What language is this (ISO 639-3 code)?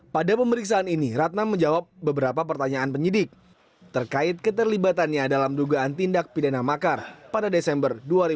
ind